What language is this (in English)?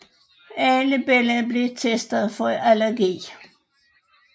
Danish